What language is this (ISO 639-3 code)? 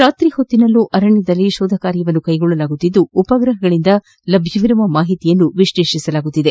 kan